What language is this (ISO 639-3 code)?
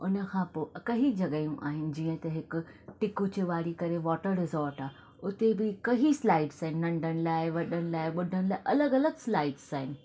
snd